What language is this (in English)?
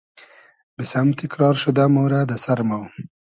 Hazaragi